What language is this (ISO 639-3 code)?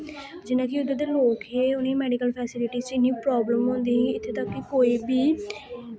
doi